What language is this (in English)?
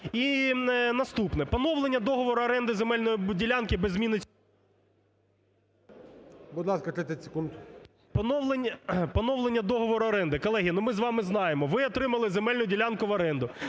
Ukrainian